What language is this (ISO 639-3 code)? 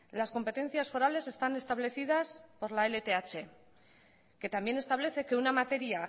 spa